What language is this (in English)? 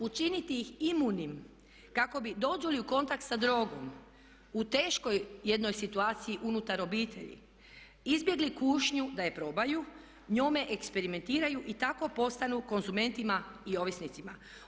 Croatian